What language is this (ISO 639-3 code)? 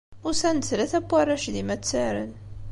kab